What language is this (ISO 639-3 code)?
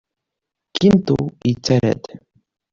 kab